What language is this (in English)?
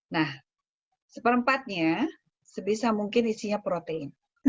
Indonesian